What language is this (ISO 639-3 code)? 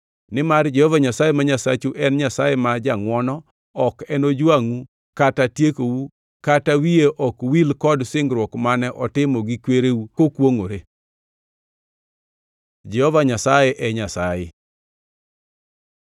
luo